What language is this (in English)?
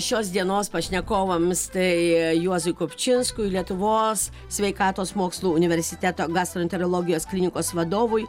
Lithuanian